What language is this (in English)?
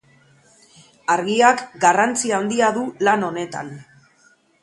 Basque